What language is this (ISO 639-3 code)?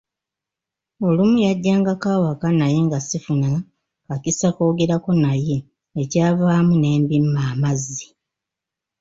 lug